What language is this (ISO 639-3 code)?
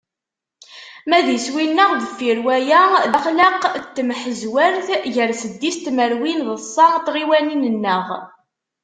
kab